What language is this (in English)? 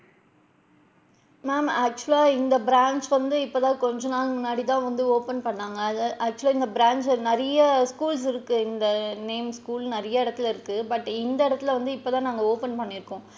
Tamil